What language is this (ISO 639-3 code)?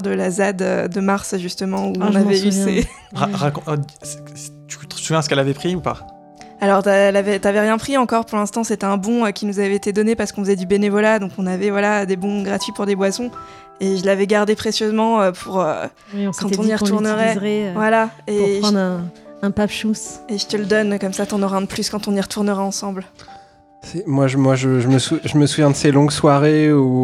fra